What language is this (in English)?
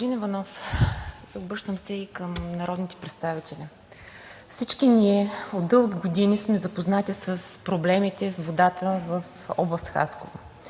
Bulgarian